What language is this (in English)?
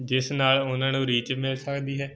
Punjabi